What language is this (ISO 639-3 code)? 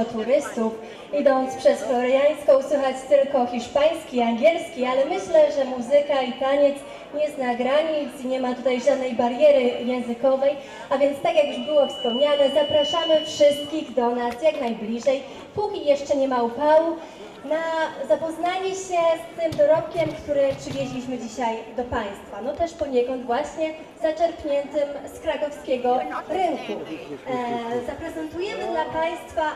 pol